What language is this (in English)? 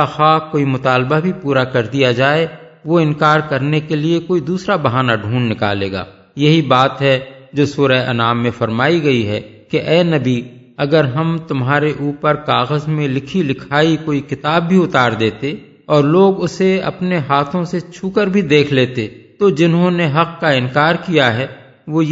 Urdu